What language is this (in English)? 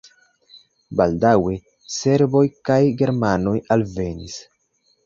Esperanto